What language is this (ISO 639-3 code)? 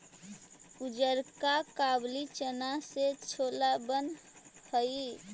mag